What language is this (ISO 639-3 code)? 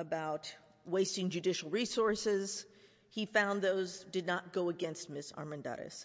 eng